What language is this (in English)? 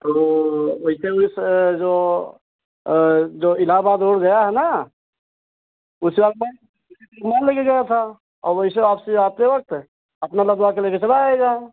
Hindi